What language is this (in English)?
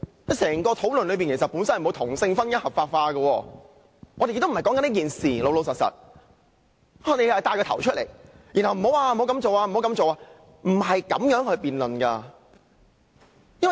Cantonese